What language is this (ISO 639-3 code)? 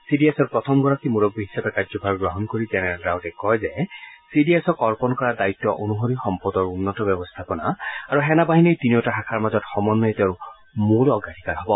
asm